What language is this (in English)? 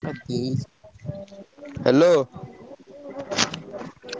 Odia